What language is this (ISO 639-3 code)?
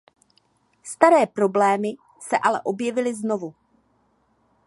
ces